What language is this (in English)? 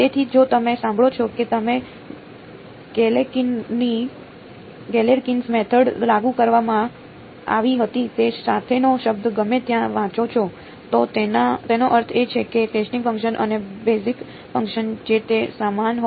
Gujarati